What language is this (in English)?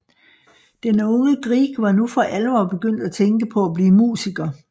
Danish